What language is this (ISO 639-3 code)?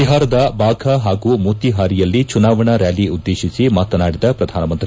kan